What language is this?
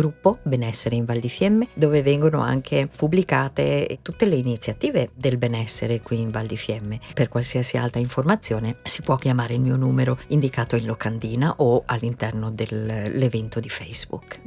Italian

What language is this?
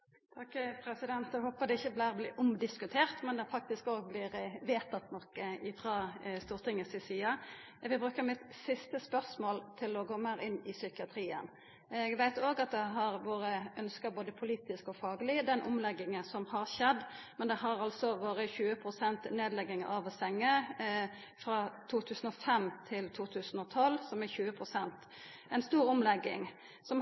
Norwegian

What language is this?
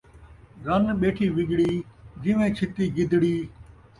Saraiki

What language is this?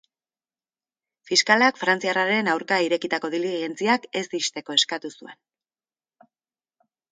Basque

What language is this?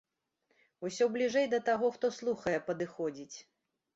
Belarusian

